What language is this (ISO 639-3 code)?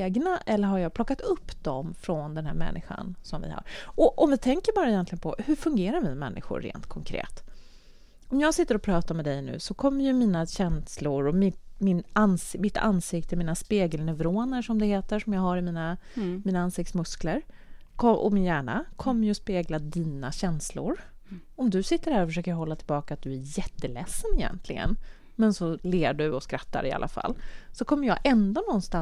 swe